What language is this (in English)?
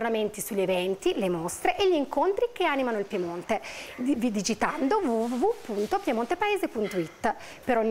Italian